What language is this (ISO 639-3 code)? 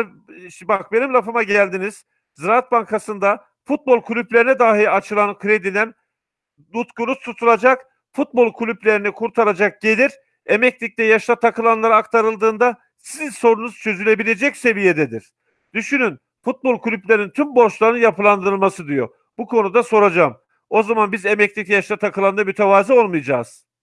tur